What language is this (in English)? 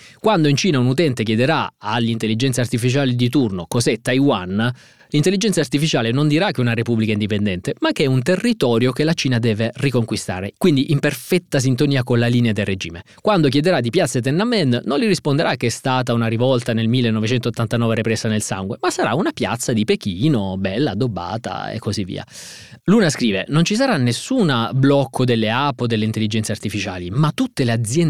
Italian